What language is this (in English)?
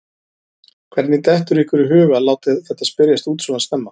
Icelandic